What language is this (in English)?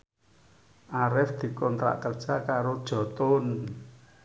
Javanese